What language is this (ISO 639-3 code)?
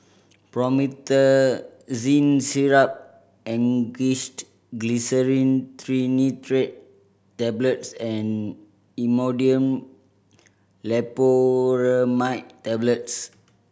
eng